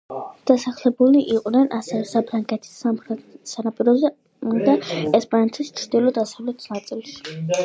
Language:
Georgian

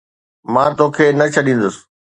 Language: Sindhi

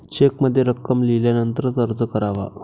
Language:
Marathi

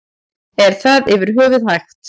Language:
Icelandic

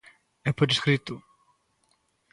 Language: Galician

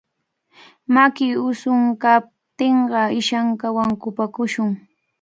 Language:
Cajatambo North Lima Quechua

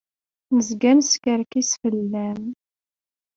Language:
Kabyle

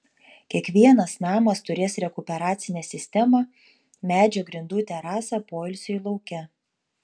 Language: Lithuanian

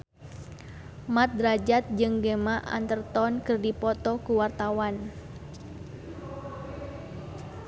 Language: Sundanese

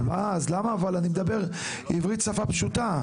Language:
Hebrew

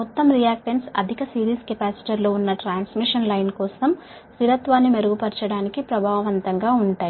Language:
Telugu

